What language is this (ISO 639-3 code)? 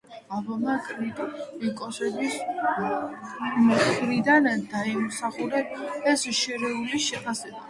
kat